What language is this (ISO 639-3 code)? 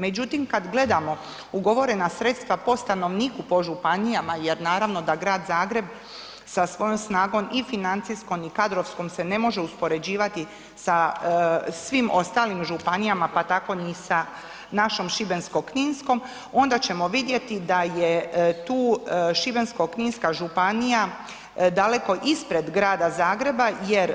hrv